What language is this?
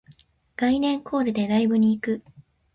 Japanese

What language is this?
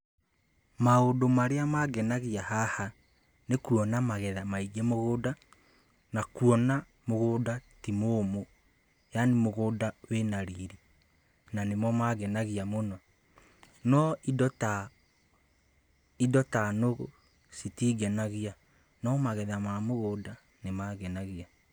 Kikuyu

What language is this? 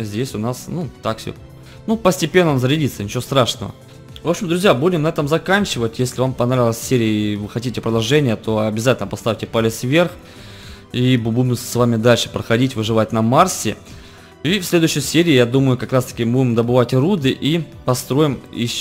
Russian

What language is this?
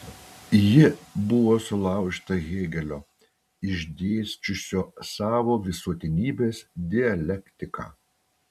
Lithuanian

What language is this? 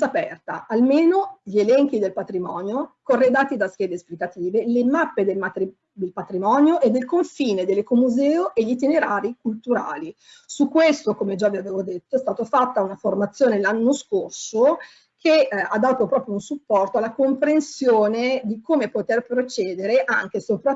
Italian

